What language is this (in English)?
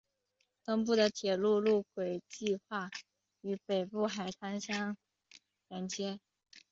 Chinese